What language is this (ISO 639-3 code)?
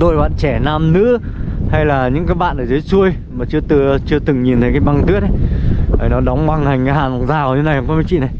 vie